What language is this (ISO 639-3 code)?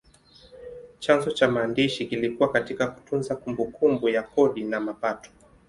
swa